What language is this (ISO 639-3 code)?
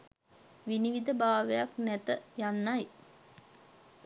sin